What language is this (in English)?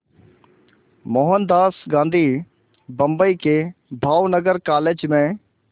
Hindi